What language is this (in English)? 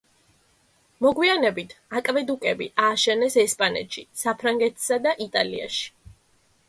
Georgian